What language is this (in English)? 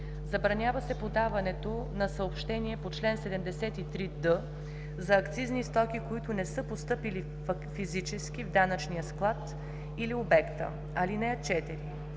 Bulgarian